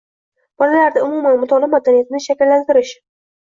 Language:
Uzbek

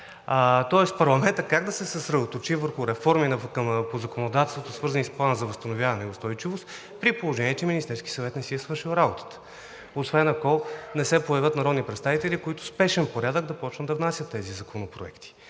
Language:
Bulgarian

